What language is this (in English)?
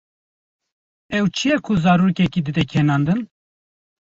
Kurdish